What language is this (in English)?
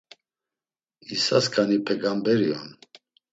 Laz